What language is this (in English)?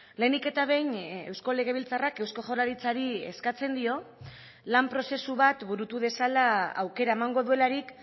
Basque